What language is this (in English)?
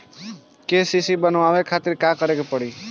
Bhojpuri